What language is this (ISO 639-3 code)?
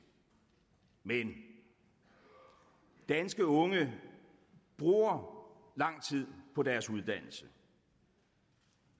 dan